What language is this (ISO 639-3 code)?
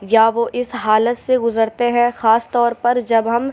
urd